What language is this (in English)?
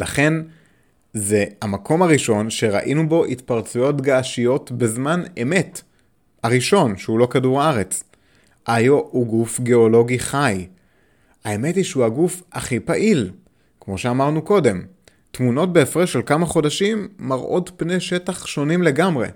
Hebrew